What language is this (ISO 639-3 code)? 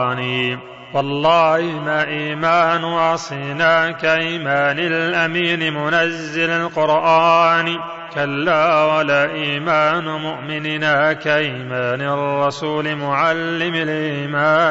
ara